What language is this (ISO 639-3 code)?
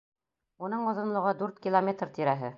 bak